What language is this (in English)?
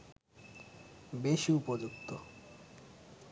Bangla